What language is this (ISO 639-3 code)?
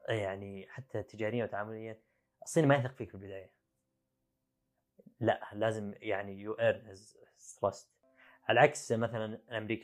ara